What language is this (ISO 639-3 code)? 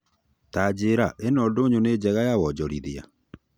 kik